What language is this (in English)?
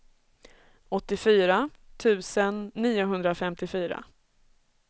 Swedish